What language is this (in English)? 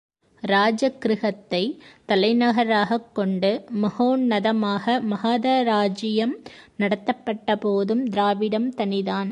Tamil